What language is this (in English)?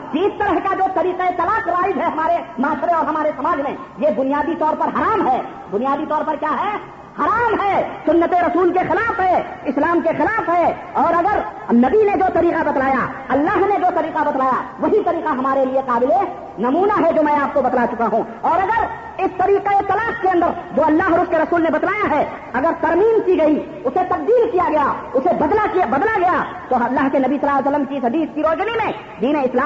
Urdu